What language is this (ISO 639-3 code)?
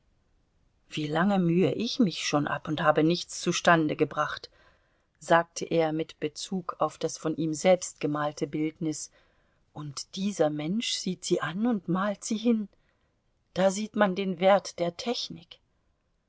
deu